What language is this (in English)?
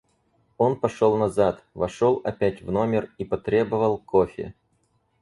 Russian